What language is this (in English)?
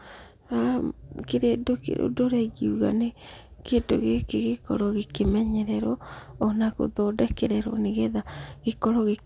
Kikuyu